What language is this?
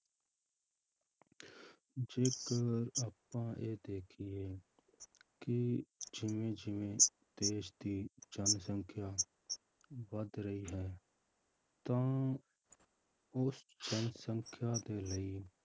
Punjabi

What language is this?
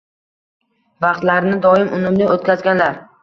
Uzbek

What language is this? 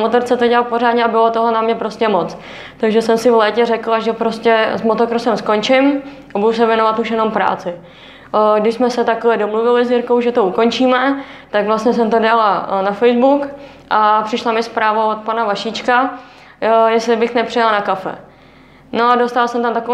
Czech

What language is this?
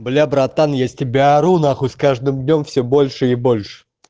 Russian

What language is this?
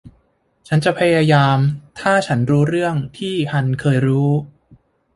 Thai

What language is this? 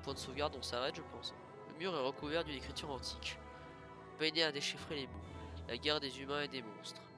French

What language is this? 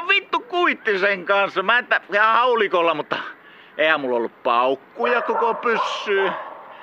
Finnish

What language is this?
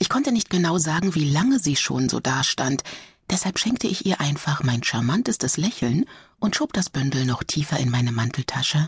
German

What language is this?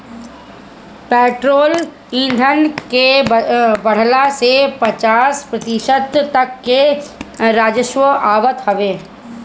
Bhojpuri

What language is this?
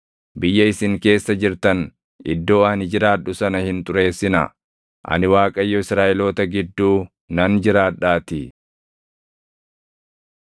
Oromo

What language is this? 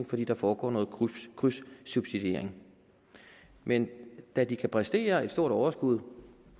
Danish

